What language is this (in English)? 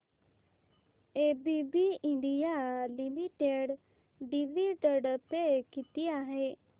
Marathi